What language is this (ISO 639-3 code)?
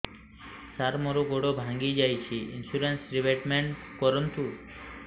ori